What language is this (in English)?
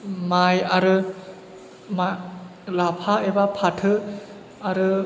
Bodo